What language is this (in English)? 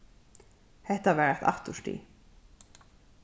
Faroese